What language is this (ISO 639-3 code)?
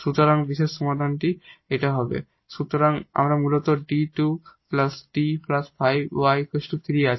ben